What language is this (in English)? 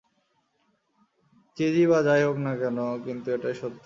Bangla